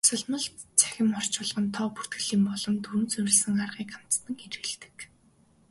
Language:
Mongolian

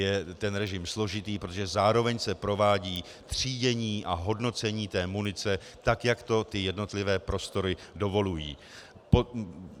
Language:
Czech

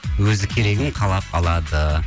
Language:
Kazakh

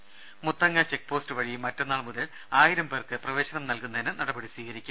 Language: Malayalam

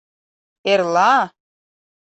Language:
Mari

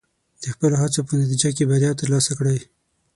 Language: Pashto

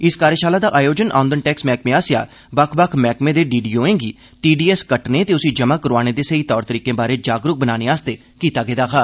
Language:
Dogri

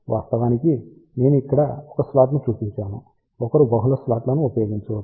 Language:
Telugu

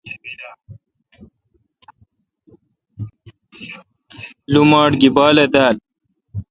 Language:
Kalkoti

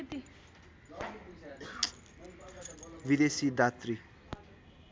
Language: Nepali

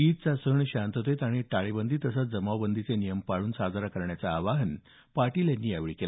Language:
Marathi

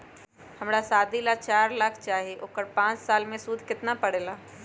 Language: Magahi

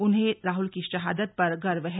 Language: Hindi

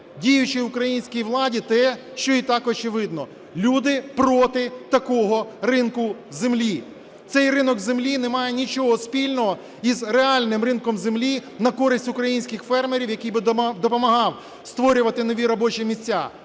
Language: Ukrainian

